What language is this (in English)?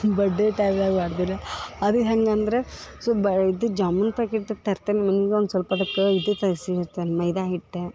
Kannada